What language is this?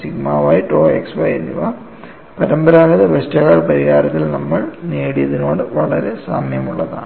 Malayalam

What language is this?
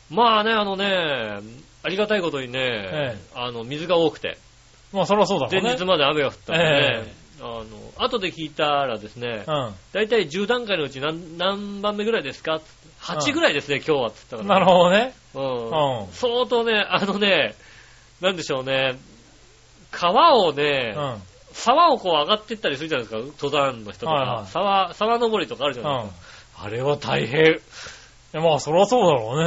Japanese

